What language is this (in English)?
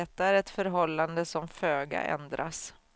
Swedish